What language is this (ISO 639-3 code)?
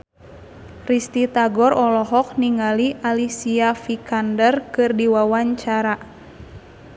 sun